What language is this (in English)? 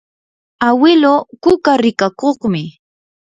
Yanahuanca Pasco Quechua